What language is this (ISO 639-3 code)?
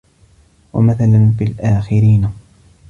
ara